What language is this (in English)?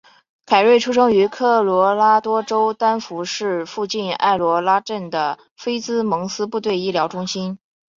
Chinese